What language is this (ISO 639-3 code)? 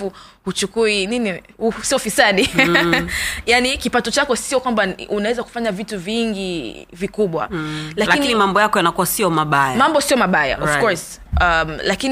swa